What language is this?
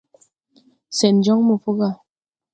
Tupuri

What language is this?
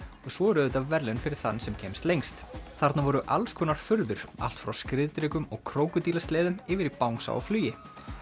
Icelandic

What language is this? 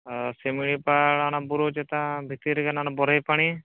Santali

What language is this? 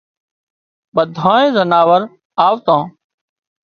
Wadiyara Koli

